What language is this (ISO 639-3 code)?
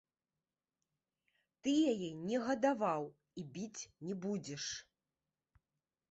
bel